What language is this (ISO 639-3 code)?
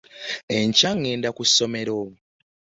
lug